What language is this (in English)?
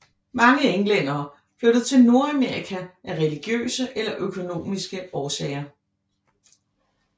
Danish